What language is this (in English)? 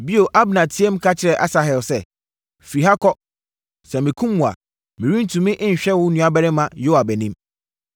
Akan